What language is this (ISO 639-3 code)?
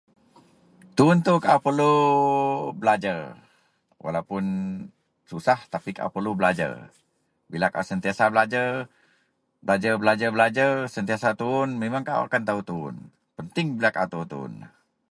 mel